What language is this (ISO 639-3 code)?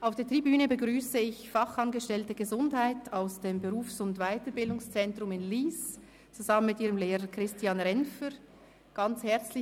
gsw